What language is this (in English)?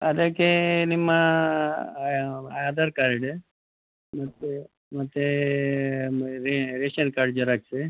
Kannada